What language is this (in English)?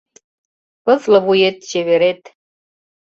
Mari